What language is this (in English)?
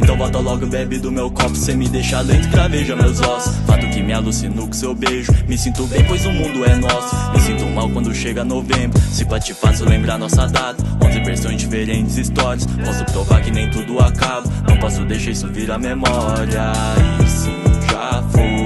Italian